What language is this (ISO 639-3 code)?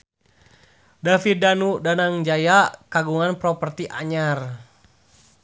sun